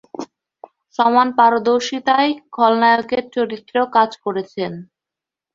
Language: Bangla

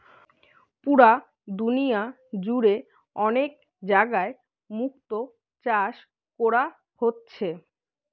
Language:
Bangla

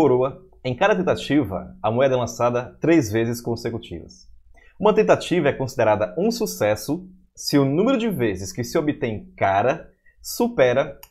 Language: Portuguese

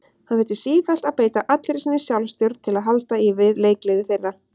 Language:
Icelandic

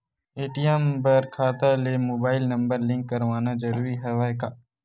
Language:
Chhattisgarhi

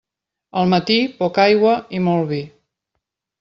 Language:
Catalan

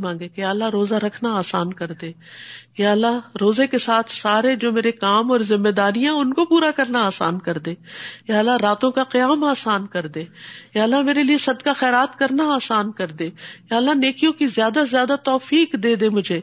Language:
Urdu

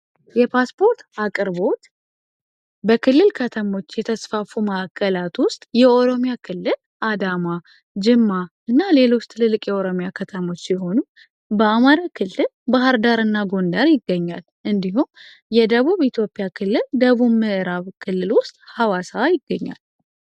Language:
Amharic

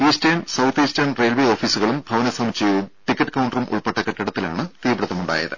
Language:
Malayalam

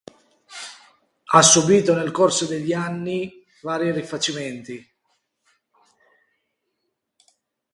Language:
Italian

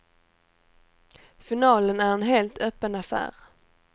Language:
Swedish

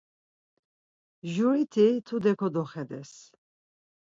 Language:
Laz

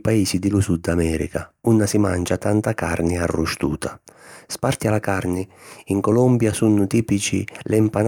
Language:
Sicilian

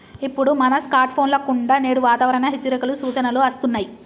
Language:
Telugu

